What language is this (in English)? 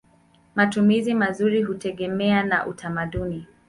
Swahili